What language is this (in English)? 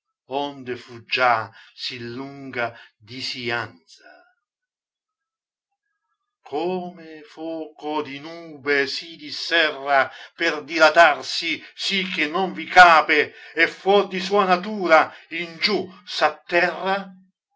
Italian